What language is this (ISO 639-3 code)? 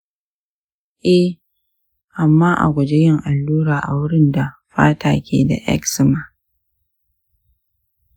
hau